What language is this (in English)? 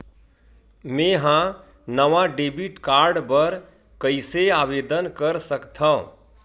Chhattisgarhi